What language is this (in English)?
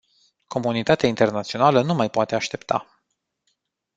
Romanian